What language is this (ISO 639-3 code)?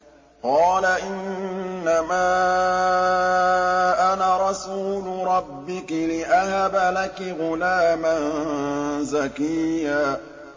ara